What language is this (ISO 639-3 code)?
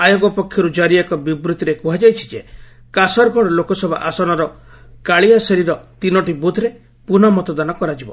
ori